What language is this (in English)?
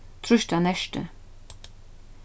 Faroese